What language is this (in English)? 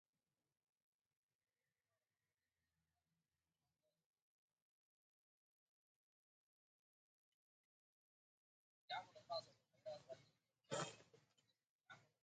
Arabic